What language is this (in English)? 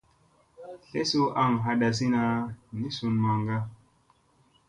Musey